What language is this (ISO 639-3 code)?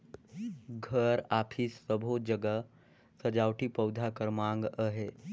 hne